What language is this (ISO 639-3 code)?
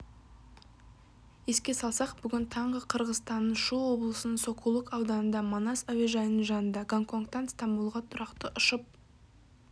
kaz